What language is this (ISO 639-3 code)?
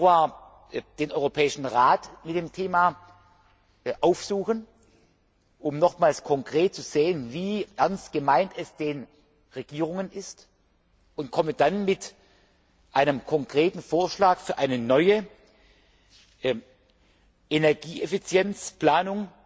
deu